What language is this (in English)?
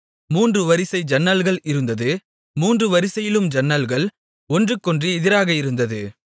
Tamil